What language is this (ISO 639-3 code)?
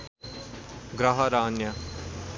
nep